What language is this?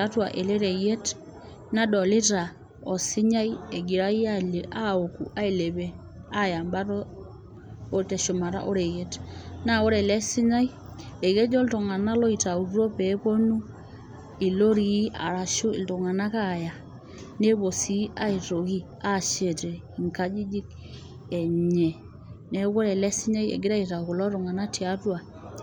Masai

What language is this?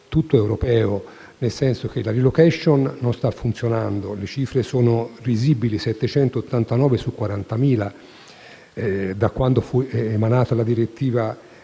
Italian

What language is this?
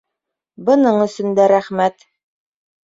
Bashkir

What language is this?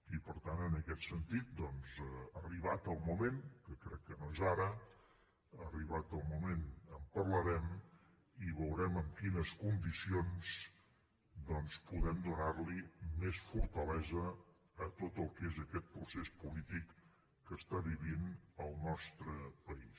Catalan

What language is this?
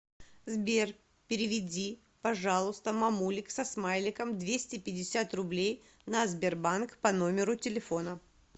Russian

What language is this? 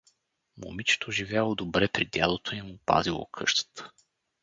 Bulgarian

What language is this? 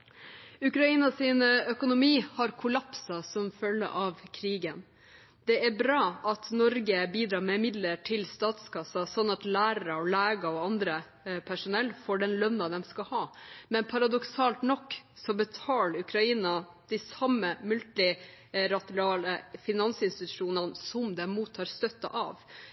Norwegian Bokmål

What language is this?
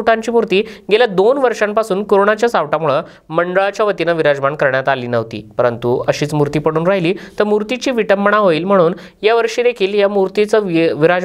Hindi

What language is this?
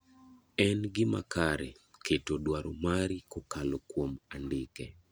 Luo (Kenya and Tanzania)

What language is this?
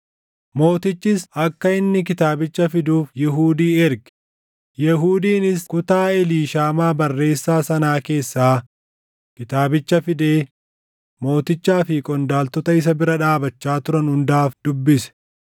Oromo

